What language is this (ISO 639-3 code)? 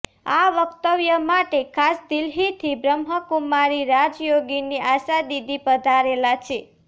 guj